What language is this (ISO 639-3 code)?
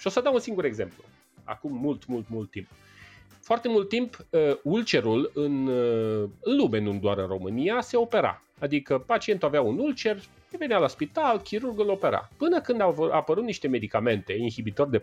ron